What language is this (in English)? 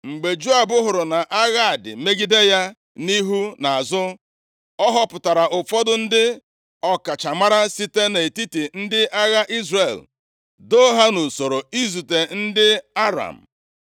Igbo